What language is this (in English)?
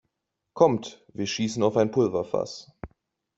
German